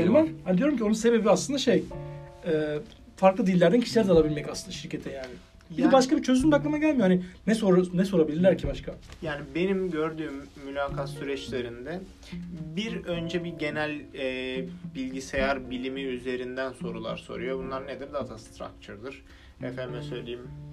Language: Turkish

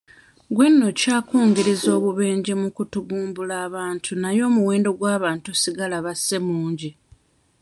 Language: Ganda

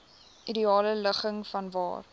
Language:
Afrikaans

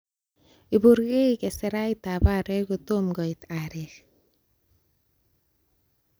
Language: Kalenjin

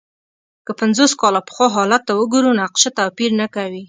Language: Pashto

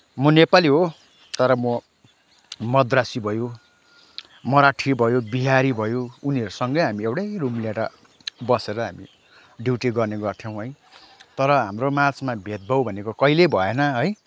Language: Nepali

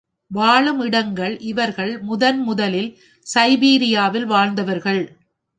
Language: Tamil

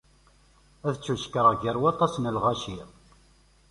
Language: Kabyle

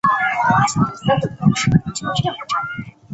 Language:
Chinese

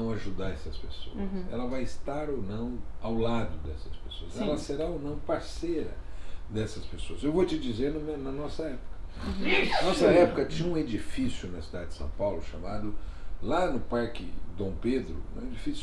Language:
Portuguese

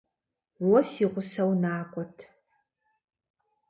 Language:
Kabardian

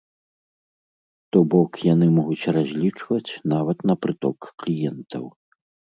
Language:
Belarusian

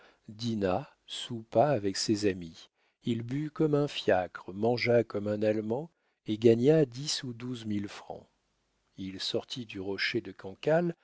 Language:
French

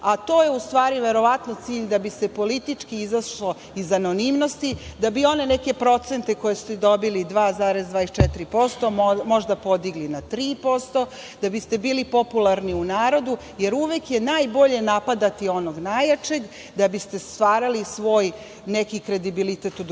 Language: Serbian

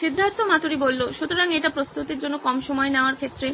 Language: Bangla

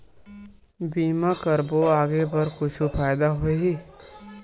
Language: Chhattisgarhi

